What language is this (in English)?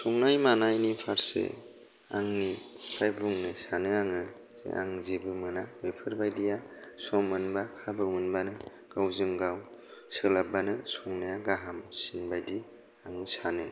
Bodo